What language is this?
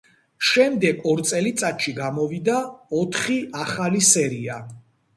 Georgian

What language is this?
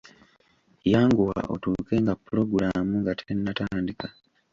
Ganda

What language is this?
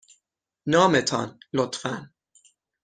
Persian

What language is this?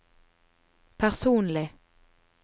Norwegian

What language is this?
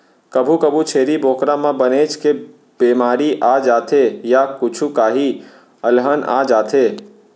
Chhattisgarhi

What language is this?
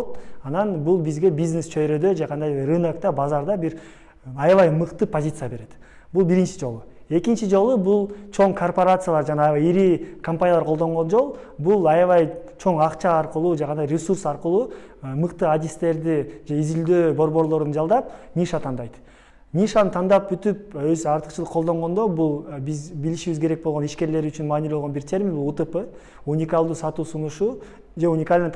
Turkish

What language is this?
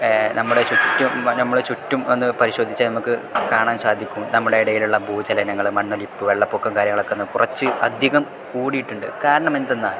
Malayalam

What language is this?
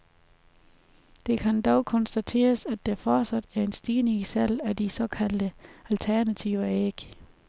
Danish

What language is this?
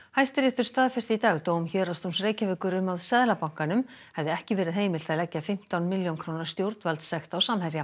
Icelandic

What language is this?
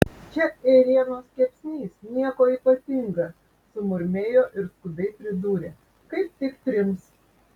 Lithuanian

